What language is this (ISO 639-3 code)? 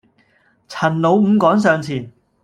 yue